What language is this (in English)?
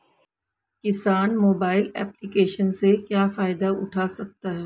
Hindi